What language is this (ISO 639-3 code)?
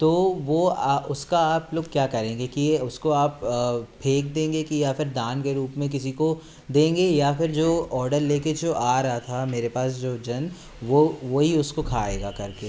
hin